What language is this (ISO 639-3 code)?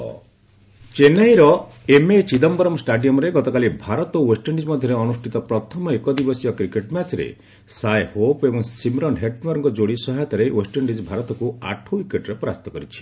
ori